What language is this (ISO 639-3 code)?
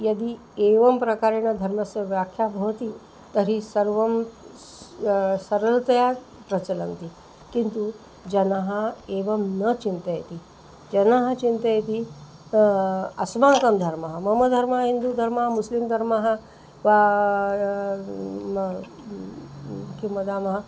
san